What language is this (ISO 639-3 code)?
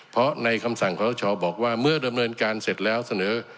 tha